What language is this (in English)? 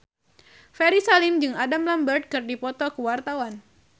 Sundanese